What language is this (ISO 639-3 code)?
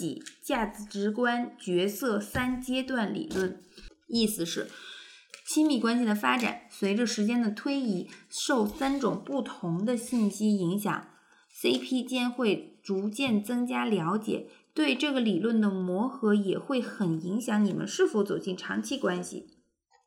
zho